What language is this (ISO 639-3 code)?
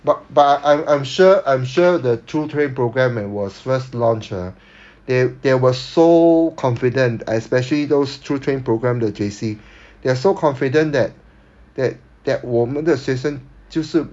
eng